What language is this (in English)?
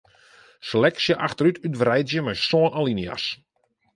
Western Frisian